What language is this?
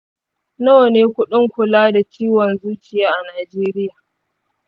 Hausa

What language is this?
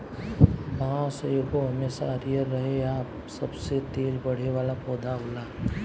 Bhojpuri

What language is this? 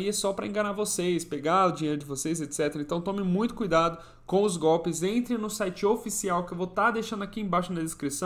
Portuguese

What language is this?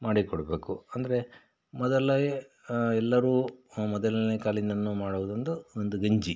Kannada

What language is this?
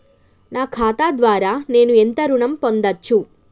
Telugu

